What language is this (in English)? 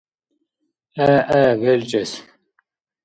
Dargwa